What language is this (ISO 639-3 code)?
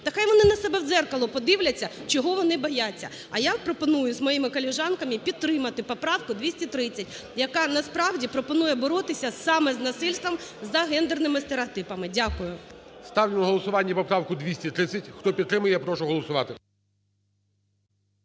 ukr